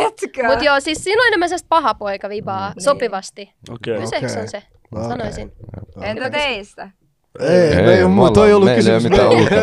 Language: Finnish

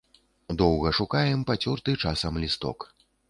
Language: Belarusian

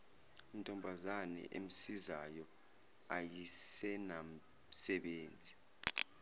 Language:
Zulu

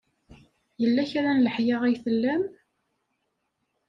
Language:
Kabyle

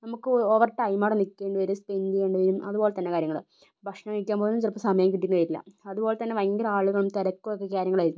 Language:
Malayalam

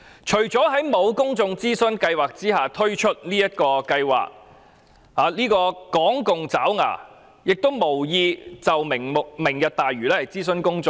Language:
Cantonese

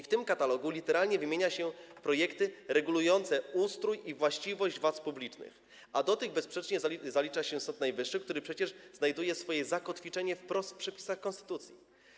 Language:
Polish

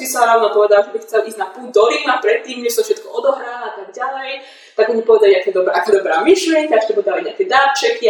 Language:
Slovak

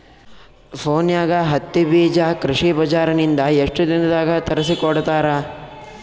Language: Kannada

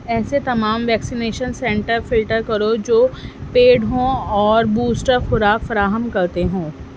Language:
Urdu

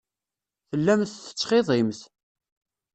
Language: Kabyle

